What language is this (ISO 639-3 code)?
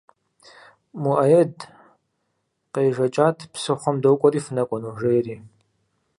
kbd